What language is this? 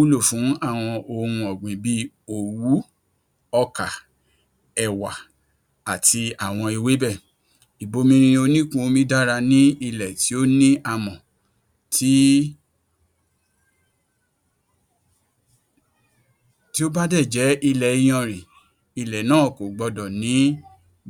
Yoruba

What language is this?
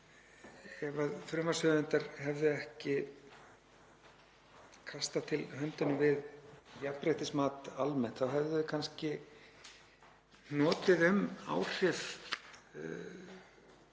Icelandic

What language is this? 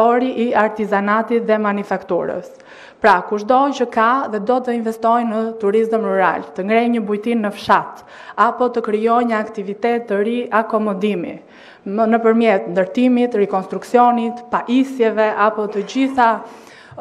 Romanian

